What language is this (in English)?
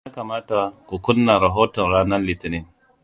Hausa